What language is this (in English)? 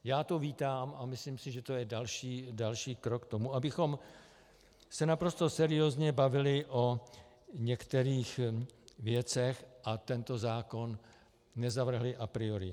Czech